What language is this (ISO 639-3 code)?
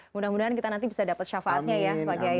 ind